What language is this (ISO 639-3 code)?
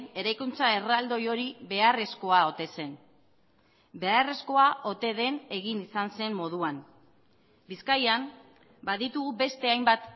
eus